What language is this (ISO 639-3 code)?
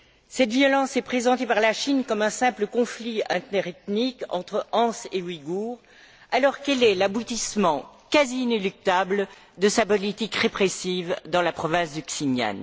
fra